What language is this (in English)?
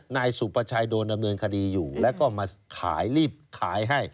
Thai